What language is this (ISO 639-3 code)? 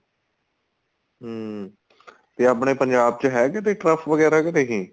pan